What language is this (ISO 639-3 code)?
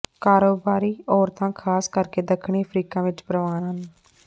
pan